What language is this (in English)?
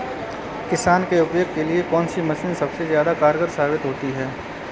Hindi